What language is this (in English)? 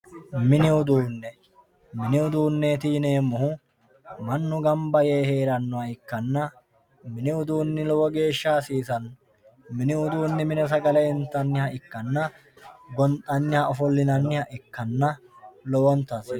Sidamo